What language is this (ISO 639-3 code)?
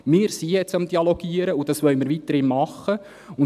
gsw